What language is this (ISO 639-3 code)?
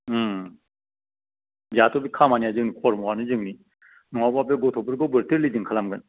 brx